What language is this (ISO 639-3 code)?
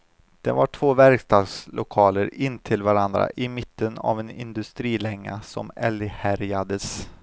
swe